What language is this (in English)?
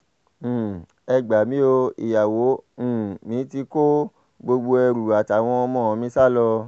Yoruba